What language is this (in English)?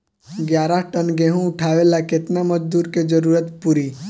Bhojpuri